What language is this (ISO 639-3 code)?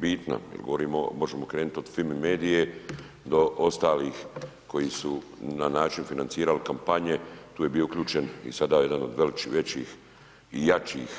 hrv